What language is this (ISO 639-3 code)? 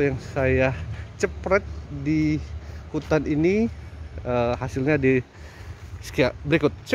ind